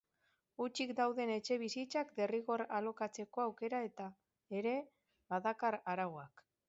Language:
Basque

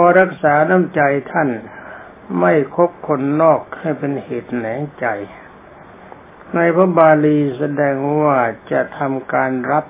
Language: Thai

